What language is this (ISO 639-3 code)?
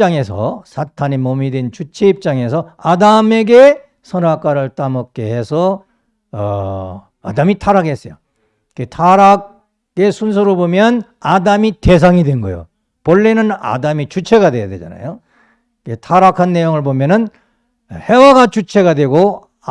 kor